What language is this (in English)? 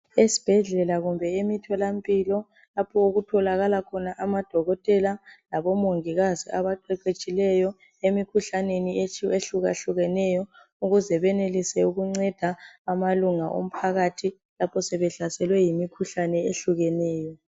North Ndebele